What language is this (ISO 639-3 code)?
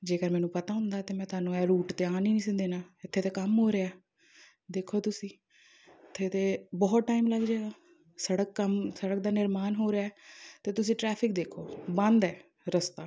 pan